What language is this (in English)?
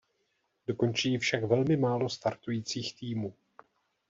Czech